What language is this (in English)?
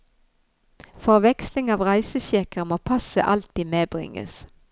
Norwegian